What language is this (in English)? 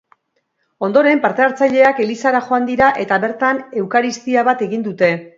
Basque